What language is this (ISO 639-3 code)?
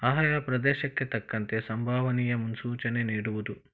kan